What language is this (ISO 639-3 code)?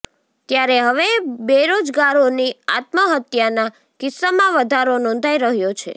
guj